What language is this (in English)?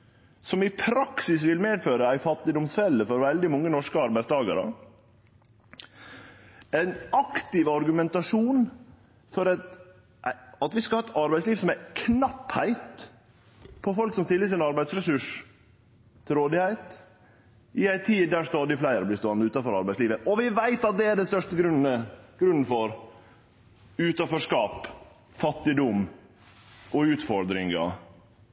Norwegian Nynorsk